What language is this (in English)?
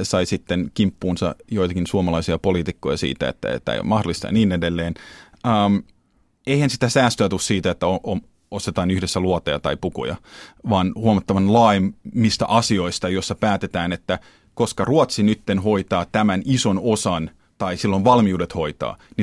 Finnish